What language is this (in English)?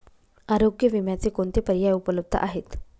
Marathi